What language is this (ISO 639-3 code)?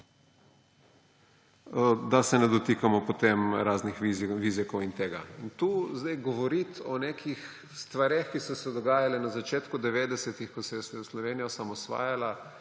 slv